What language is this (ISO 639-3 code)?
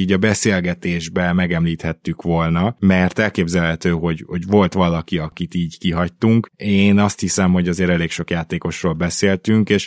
hun